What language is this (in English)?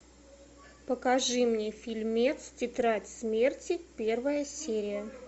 Russian